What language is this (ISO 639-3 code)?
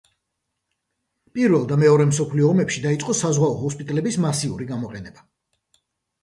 kat